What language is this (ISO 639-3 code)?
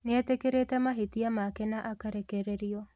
kik